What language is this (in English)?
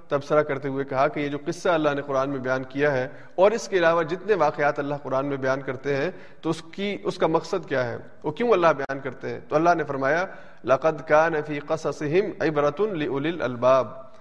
Urdu